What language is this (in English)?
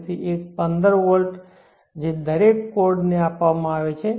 Gujarati